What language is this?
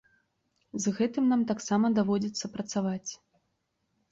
Belarusian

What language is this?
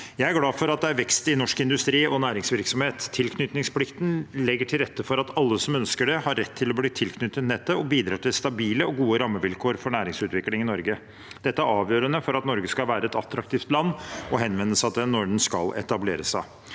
Norwegian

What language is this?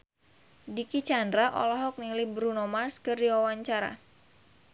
Sundanese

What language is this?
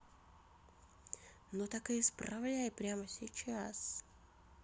Russian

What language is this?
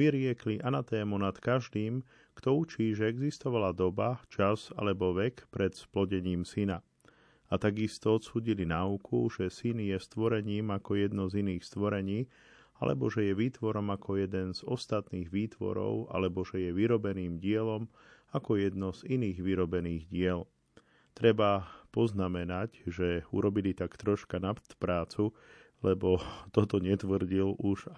Slovak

